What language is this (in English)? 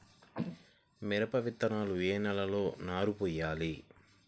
Telugu